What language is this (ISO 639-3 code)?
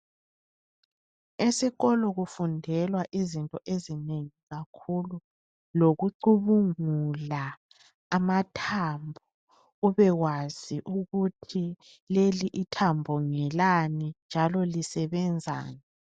nde